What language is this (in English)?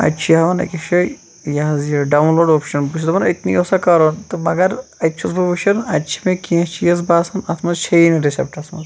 Kashmiri